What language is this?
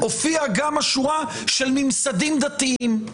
Hebrew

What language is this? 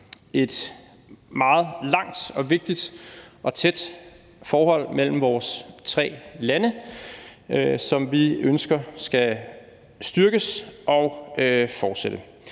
Danish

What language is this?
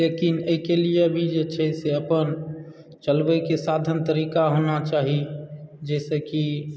Maithili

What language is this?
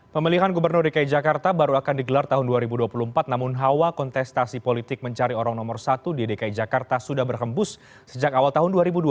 Indonesian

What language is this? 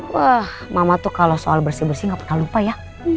Indonesian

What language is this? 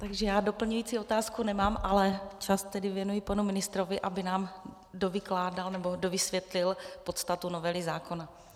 Czech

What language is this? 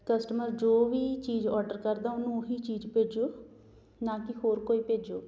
Punjabi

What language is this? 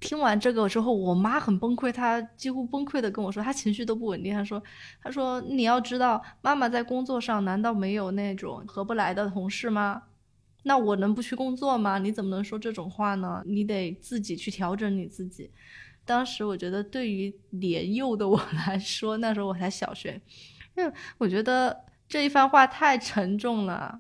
Chinese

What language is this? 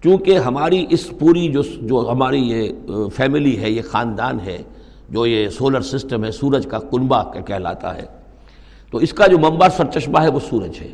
Urdu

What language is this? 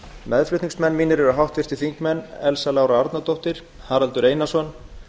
Icelandic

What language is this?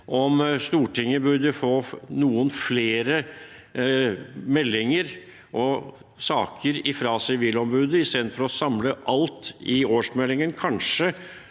Norwegian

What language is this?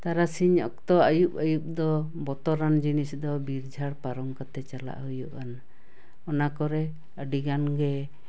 Santali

